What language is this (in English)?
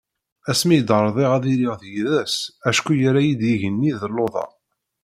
Kabyle